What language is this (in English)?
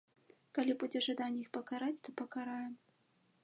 Belarusian